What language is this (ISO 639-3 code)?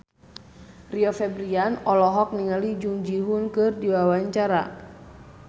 sun